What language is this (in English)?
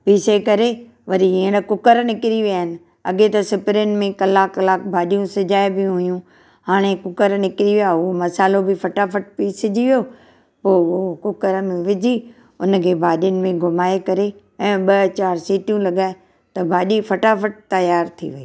Sindhi